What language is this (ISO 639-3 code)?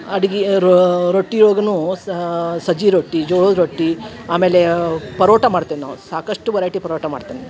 kan